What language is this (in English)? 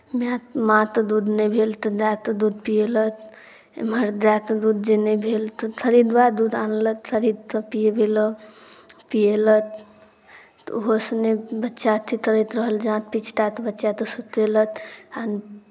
Maithili